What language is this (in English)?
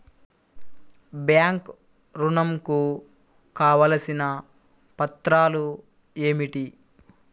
Telugu